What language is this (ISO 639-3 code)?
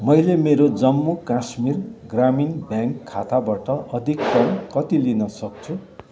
nep